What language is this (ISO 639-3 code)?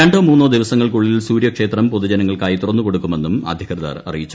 mal